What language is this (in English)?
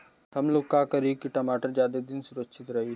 Bhojpuri